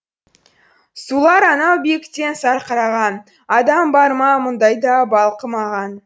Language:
Kazakh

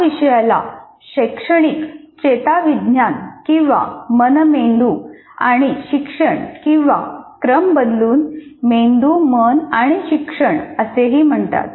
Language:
Marathi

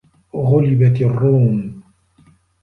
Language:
Arabic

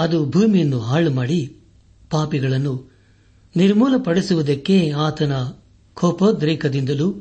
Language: Kannada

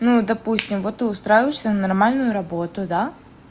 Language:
Russian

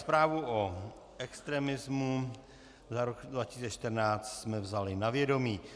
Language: Czech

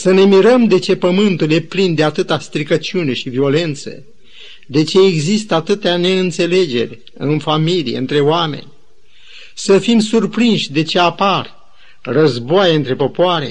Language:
Romanian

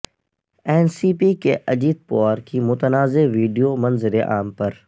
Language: Urdu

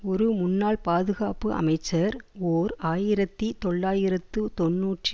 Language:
Tamil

